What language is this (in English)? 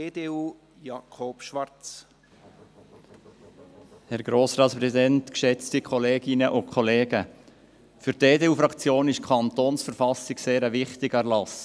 Swiss German